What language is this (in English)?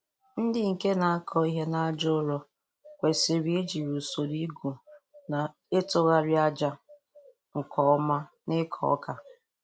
Igbo